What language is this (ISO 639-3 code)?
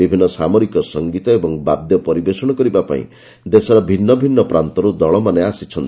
ori